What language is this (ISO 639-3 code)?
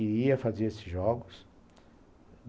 por